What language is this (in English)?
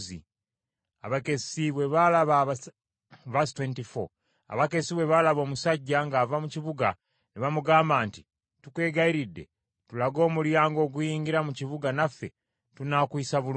Ganda